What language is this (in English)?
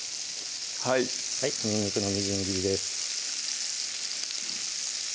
Japanese